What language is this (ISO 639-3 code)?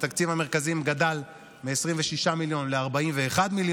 heb